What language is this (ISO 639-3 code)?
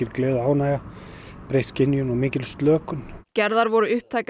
isl